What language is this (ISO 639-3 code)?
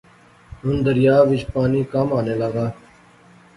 phr